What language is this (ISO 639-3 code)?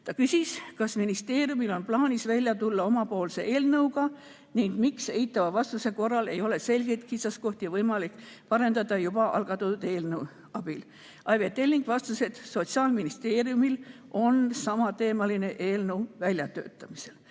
est